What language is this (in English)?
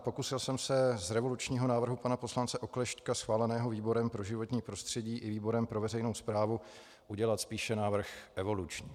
Czech